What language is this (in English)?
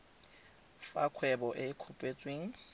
Tswana